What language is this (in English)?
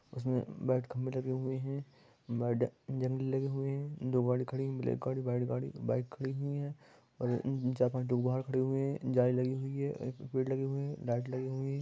Magahi